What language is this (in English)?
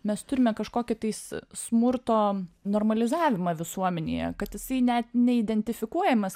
Lithuanian